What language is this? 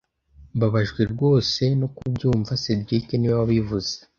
Kinyarwanda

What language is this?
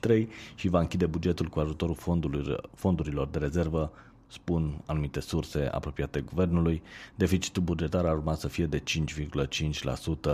Romanian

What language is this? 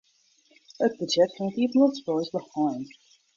Western Frisian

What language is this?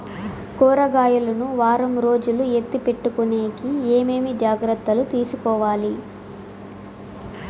Telugu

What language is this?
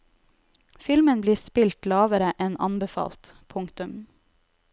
Norwegian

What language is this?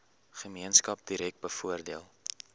Afrikaans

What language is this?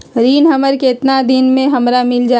Magahi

